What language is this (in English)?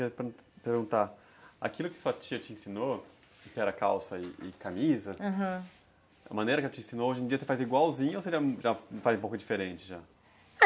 Portuguese